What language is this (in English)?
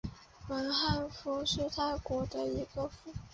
Chinese